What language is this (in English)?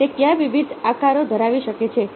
Gujarati